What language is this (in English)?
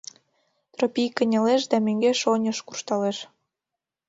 Mari